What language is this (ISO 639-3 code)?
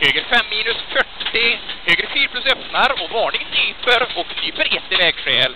swe